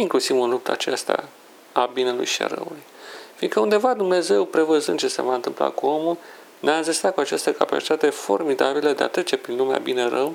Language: Romanian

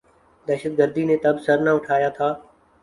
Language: Urdu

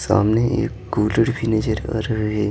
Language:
Hindi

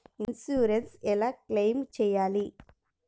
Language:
Telugu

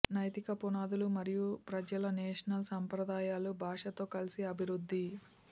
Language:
Telugu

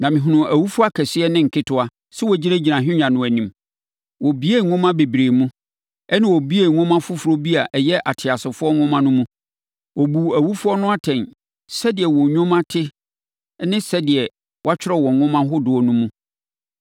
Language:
Akan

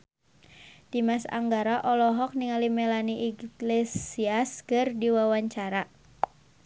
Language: Sundanese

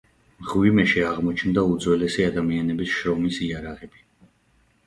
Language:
Georgian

